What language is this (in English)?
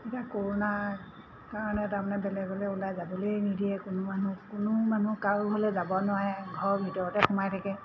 Assamese